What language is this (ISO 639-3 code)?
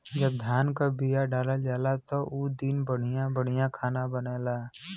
bho